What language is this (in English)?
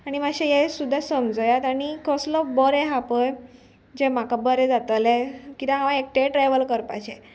Konkani